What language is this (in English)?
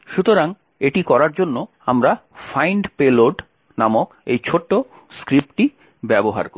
Bangla